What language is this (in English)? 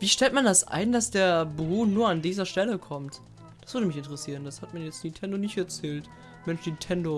German